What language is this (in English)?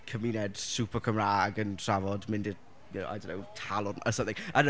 Welsh